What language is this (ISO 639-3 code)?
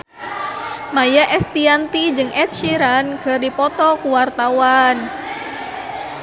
sun